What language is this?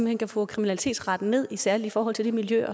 Danish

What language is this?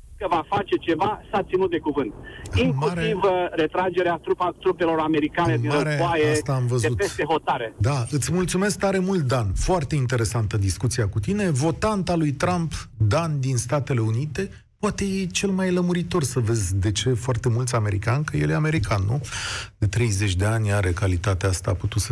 Romanian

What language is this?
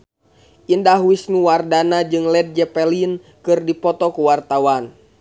Sundanese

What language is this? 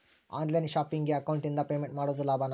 Kannada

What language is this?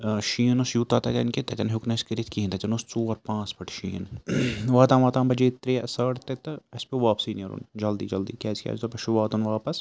Kashmiri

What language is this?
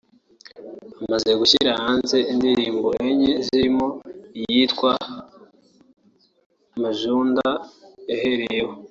Kinyarwanda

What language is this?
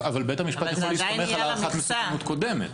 Hebrew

